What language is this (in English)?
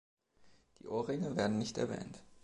German